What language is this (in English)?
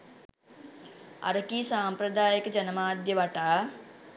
Sinhala